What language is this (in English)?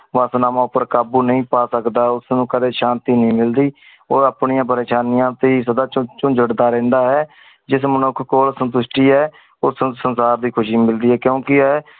Punjabi